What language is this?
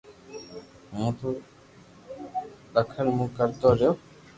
Loarki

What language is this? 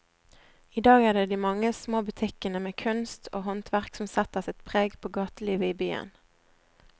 Norwegian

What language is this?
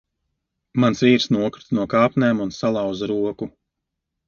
Latvian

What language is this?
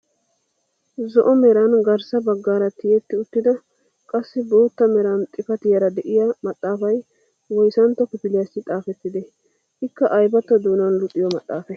Wolaytta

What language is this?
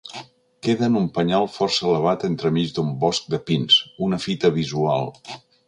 Catalan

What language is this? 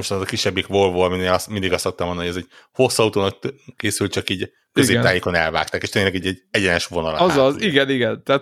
Hungarian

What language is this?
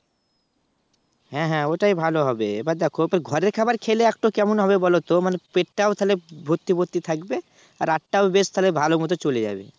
Bangla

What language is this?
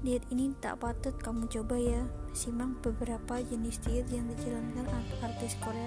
Indonesian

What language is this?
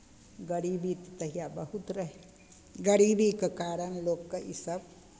Maithili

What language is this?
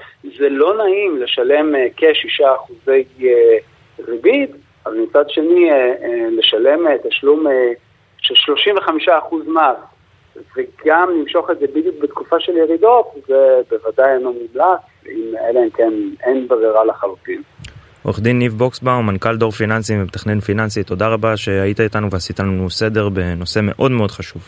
Hebrew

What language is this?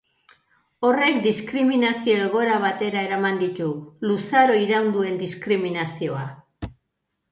Basque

